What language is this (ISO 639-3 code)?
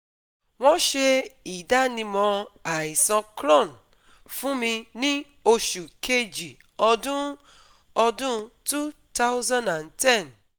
yor